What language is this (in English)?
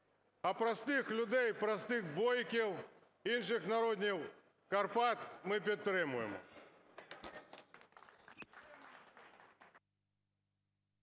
Ukrainian